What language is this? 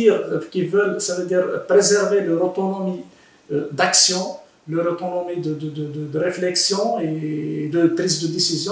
French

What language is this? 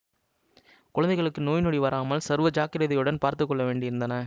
Tamil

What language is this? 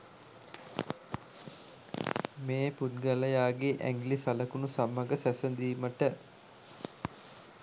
Sinhala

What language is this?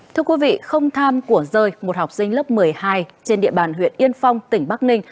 Vietnamese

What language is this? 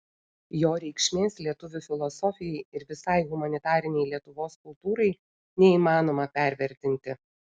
Lithuanian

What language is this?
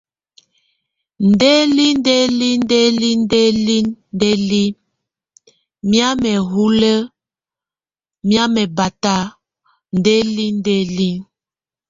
Tunen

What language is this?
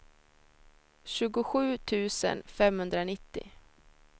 Swedish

